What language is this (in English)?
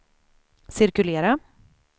Swedish